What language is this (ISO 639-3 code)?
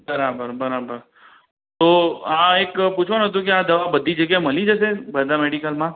guj